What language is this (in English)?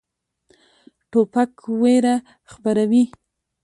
Pashto